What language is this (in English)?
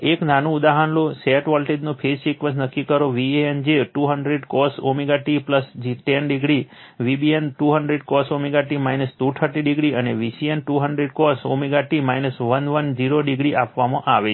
Gujarati